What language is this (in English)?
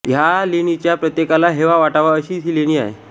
Marathi